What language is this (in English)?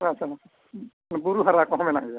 Santali